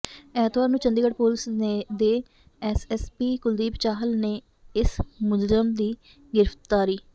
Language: Punjabi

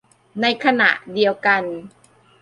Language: Thai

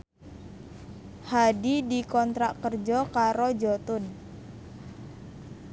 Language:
Javanese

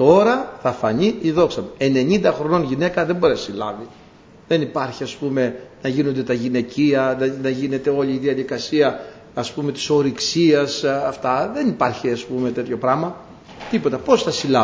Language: Greek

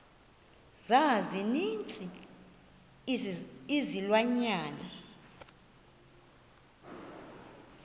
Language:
Xhosa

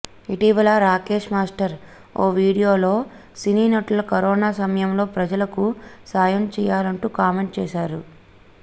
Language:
Telugu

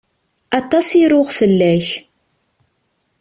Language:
Kabyle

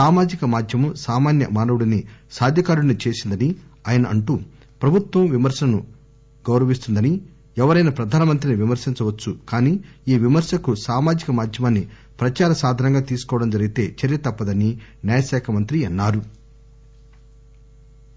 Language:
Telugu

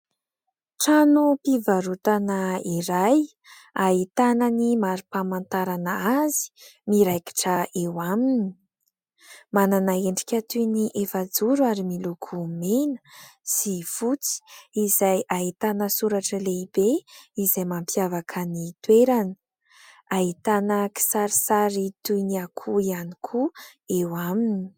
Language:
Malagasy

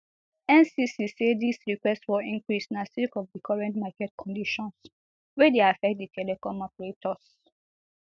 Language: Nigerian Pidgin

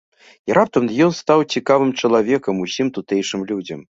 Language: Belarusian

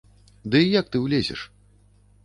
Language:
Belarusian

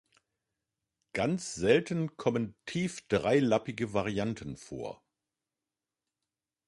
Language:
German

